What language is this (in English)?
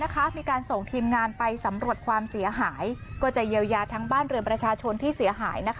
Thai